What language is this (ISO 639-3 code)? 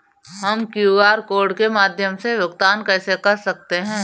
hin